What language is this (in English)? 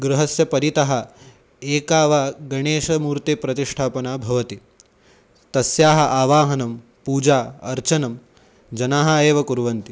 Sanskrit